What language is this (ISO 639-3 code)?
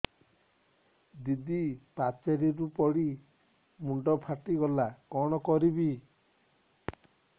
ori